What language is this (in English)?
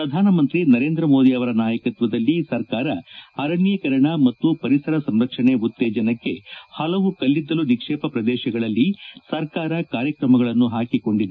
Kannada